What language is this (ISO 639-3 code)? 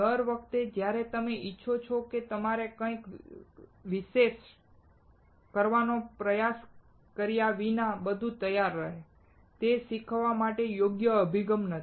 guj